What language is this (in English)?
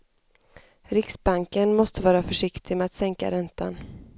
Swedish